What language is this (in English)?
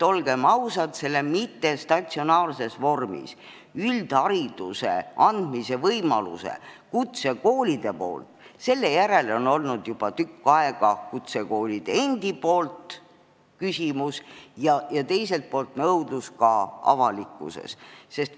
Estonian